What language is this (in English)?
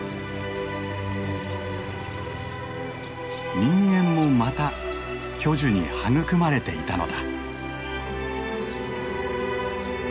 Japanese